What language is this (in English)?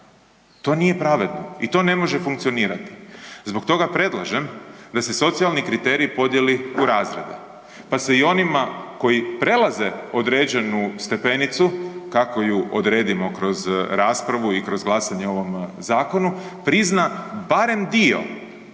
Croatian